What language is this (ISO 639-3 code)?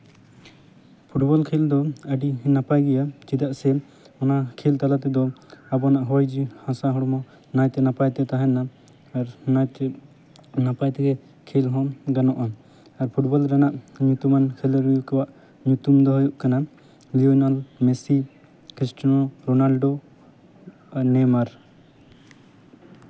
sat